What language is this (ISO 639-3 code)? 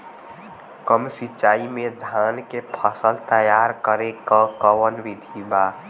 bho